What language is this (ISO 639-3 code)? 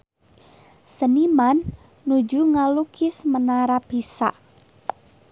sun